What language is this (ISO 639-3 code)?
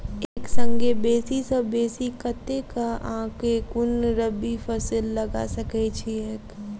mai